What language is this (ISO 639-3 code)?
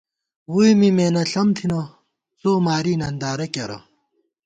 gwt